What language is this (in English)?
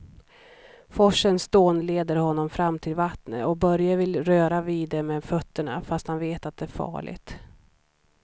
Swedish